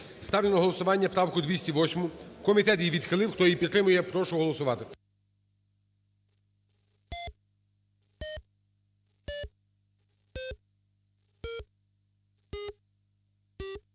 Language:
Ukrainian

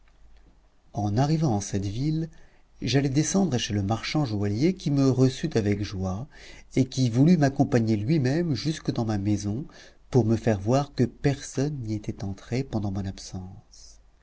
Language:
French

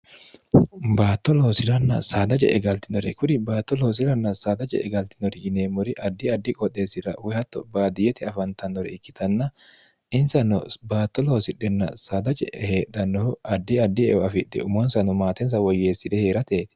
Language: Sidamo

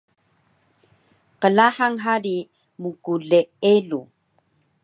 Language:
Taroko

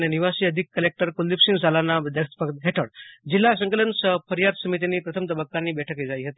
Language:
Gujarati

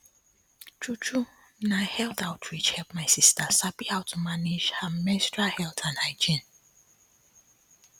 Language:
Nigerian Pidgin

